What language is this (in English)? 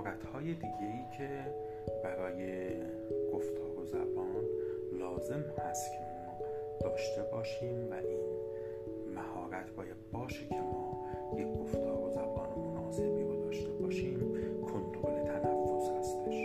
Persian